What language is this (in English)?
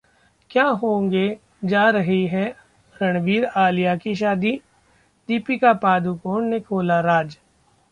Hindi